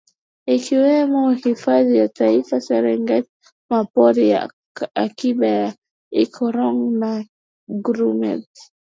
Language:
Swahili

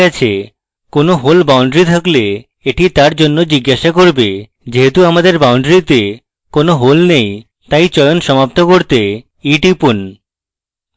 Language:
Bangla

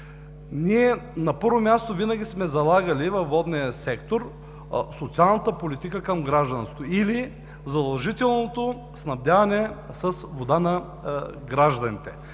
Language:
Bulgarian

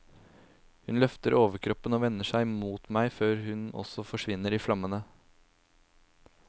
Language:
Norwegian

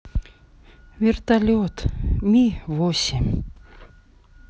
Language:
Russian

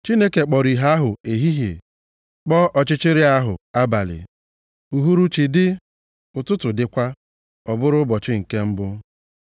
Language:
Igbo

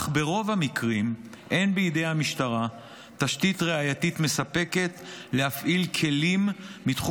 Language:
Hebrew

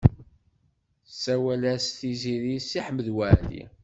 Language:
Kabyle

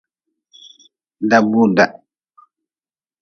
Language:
Nawdm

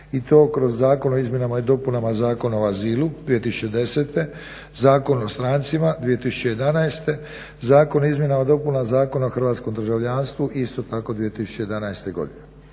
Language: Croatian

